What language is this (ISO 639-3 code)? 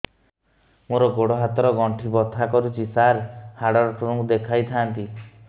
ori